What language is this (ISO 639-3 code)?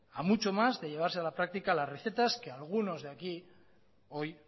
spa